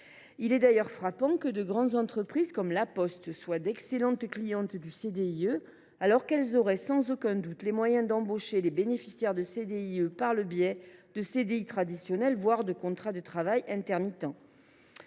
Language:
French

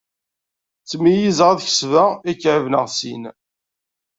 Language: Kabyle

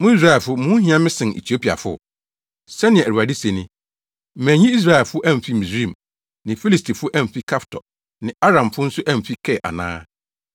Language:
Akan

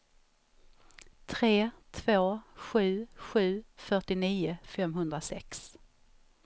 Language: Swedish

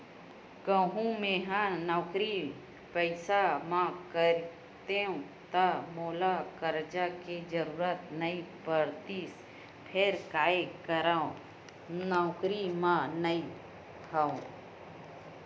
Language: Chhattisgarhi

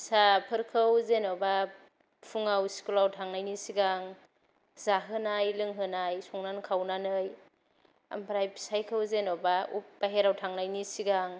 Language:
Bodo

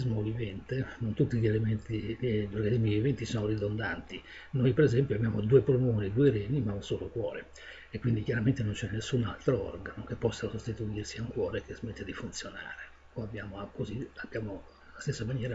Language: Italian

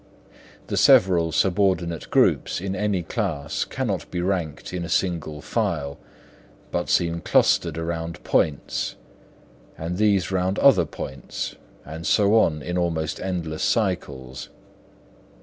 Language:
English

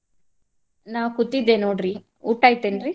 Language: Kannada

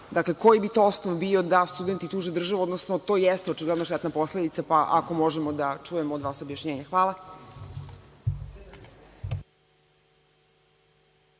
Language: Serbian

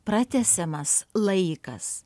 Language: Lithuanian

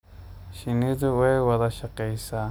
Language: Somali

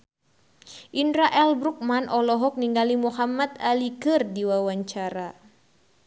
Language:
Sundanese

